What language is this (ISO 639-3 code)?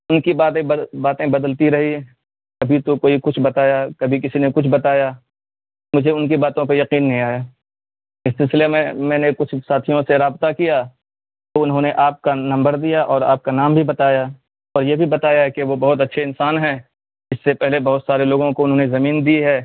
urd